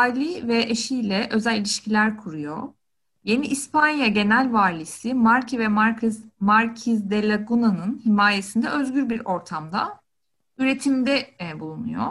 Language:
Turkish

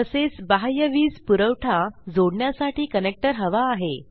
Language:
Marathi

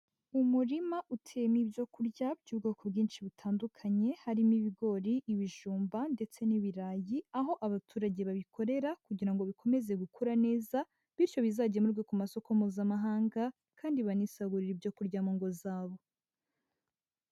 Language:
Kinyarwanda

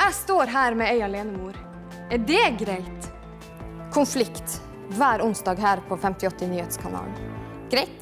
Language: Norwegian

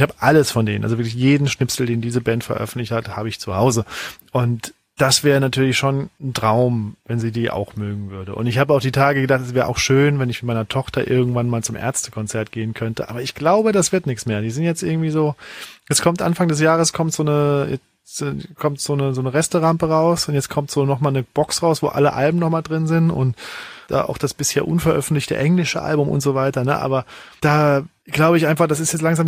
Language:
German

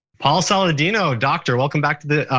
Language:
English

